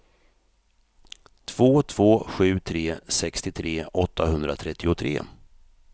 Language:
Swedish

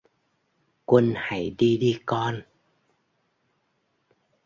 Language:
Vietnamese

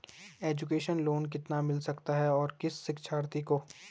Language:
Hindi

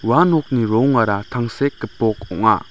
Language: Garo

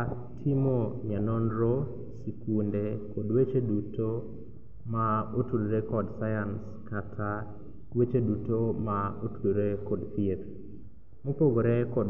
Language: Luo (Kenya and Tanzania)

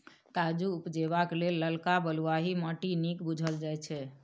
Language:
Maithili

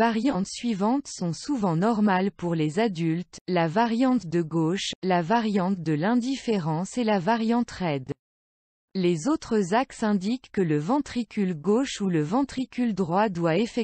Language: French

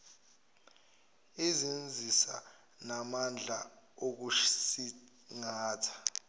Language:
Zulu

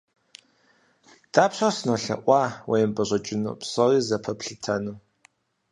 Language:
Kabardian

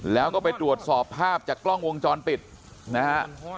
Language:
Thai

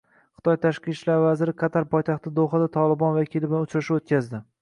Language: Uzbek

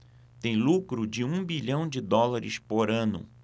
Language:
Portuguese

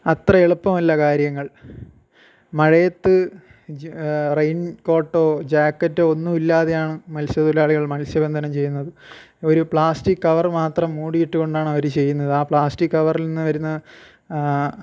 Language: Malayalam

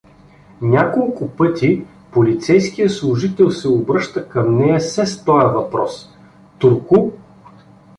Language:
Bulgarian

